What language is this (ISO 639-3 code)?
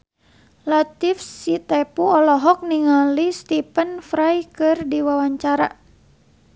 sun